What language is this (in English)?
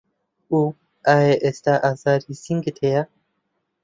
Central Kurdish